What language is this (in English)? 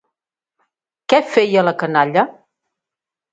Catalan